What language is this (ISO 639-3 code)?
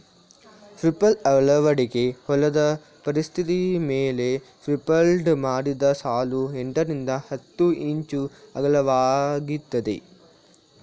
kan